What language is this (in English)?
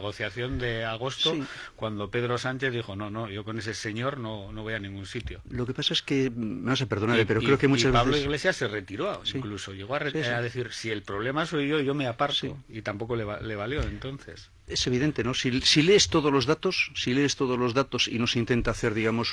Spanish